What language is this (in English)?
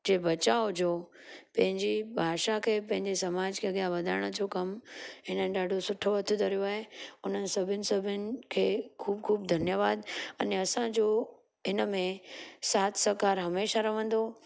Sindhi